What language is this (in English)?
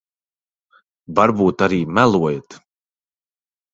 Latvian